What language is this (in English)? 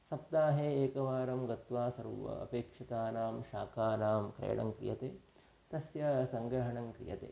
Sanskrit